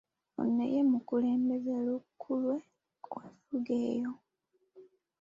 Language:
Ganda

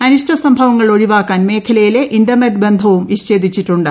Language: Malayalam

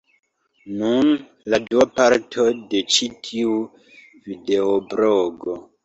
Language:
Esperanto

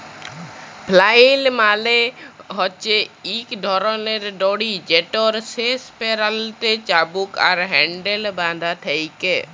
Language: Bangla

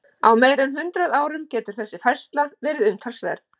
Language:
Icelandic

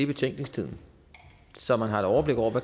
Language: Danish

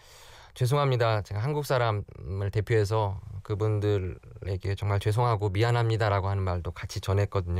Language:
Korean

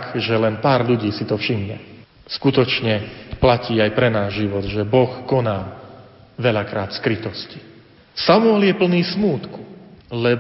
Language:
Slovak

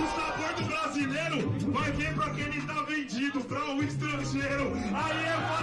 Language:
Portuguese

